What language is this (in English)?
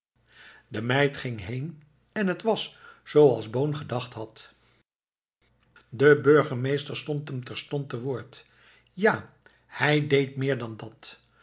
Dutch